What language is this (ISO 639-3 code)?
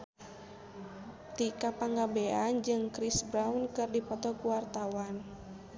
sun